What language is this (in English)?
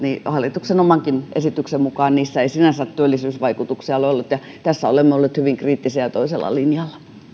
Finnish